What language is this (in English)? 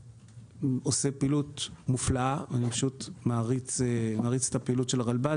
Hebrew